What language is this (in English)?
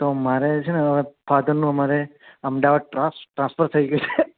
Gujarati